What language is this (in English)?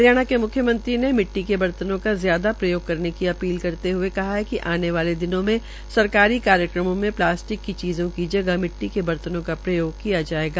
Hindi